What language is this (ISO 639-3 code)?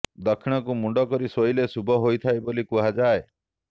ori